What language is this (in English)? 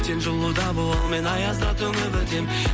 Kazakh